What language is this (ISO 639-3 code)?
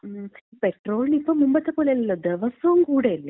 mal